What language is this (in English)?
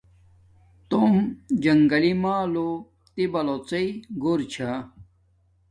Domaaki